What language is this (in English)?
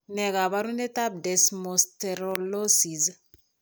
Kalenjin